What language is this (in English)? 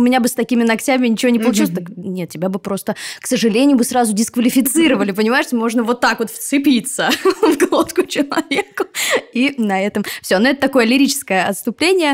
Russian